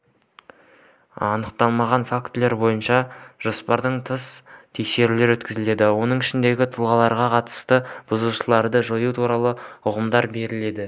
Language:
Kazakh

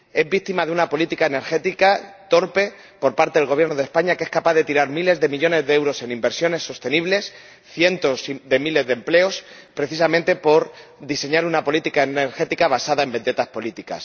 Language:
Spanish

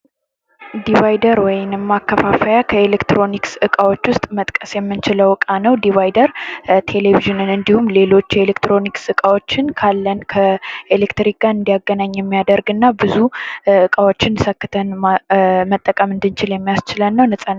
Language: Amharic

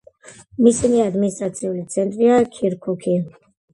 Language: Georgian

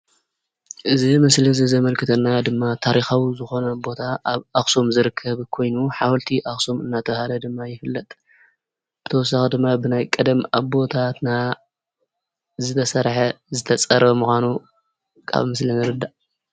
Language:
Tigrinya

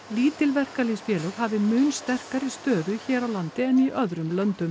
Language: Icelandic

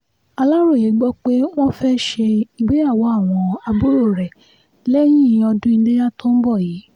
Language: Yoruba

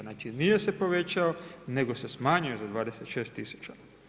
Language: Croatian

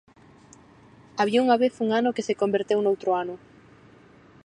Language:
Galician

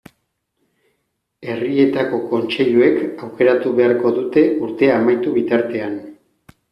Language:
Basque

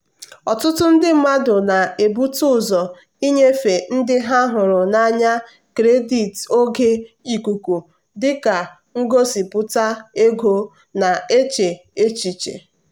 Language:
Igbo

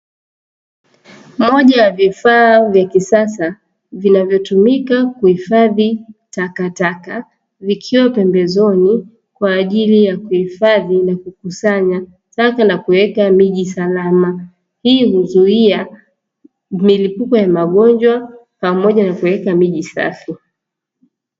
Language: Swahili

